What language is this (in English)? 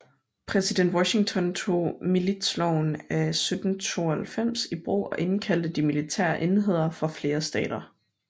Danish